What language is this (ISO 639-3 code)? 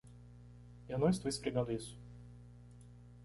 por